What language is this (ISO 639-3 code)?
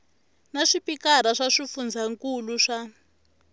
tso